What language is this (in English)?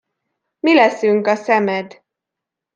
Hungarian